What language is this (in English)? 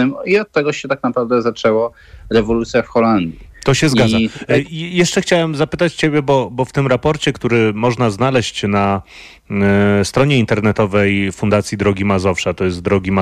Polish